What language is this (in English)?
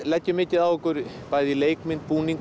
Icelandic